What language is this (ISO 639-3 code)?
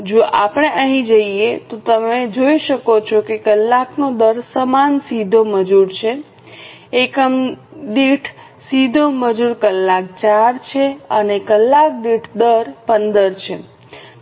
guj